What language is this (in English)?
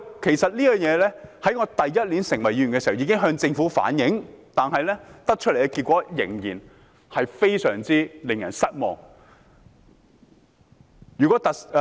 Cantonese